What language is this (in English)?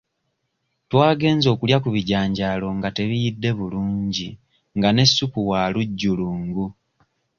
Ganda